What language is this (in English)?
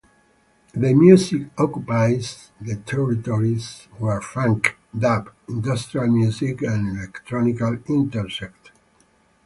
English